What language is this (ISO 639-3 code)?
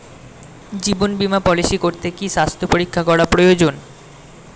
ben